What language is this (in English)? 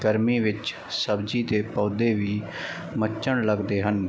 Punjabi